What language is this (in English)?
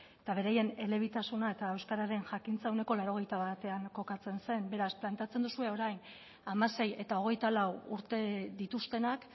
Basque